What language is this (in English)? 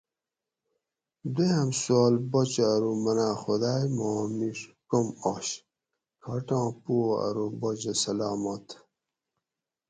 Gawri